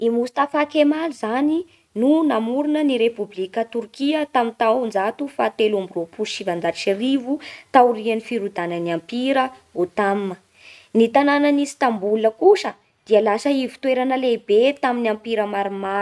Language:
Bara Malagasy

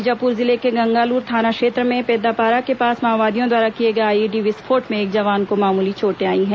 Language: Hindi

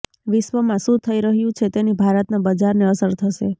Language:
Gujarati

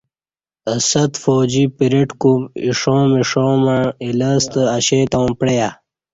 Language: Kati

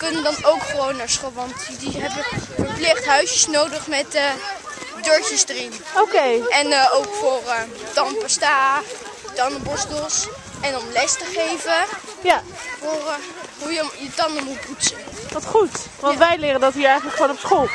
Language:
Dutch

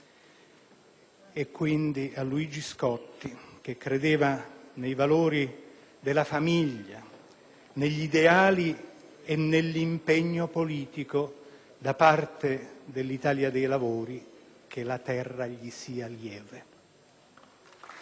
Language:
Italian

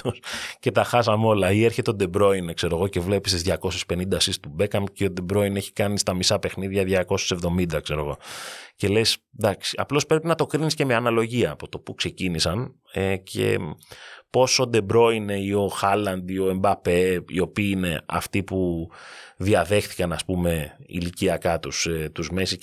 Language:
Greek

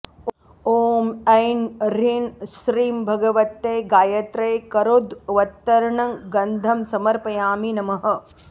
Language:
Sanskrit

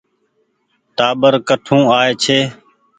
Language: Goaria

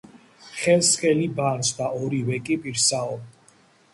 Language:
Georgian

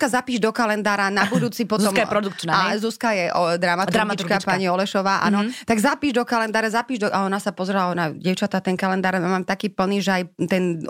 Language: Slovak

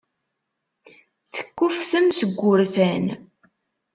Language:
Kabyle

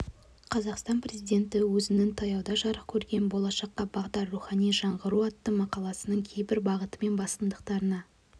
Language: Kazakh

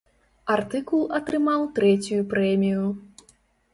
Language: Belarusian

